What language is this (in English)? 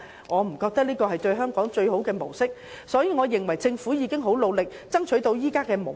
Cantonese